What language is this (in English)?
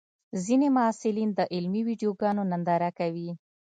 Pashto